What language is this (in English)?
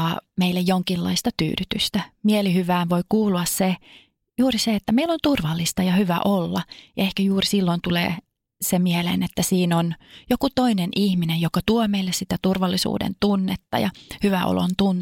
Finnish